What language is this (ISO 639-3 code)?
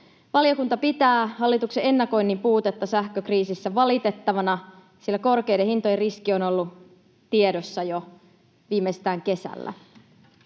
fin